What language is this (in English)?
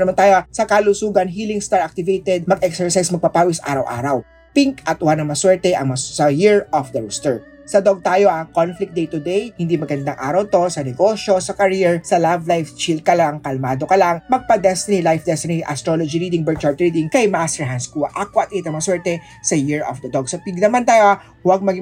Filipino